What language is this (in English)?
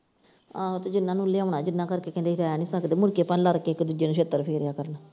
Punjabi